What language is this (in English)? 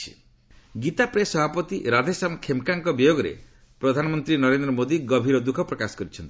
Odia